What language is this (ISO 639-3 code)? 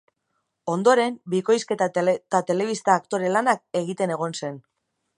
eus